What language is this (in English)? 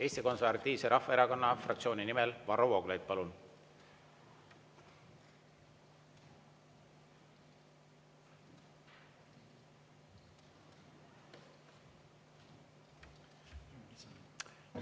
Estonian